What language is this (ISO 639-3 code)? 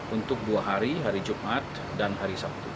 ind